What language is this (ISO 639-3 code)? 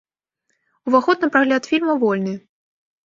bel